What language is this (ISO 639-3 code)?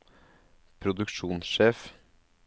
nor